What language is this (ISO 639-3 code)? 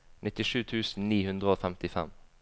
nor